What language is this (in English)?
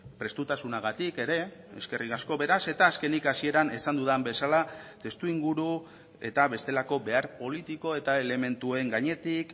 Basque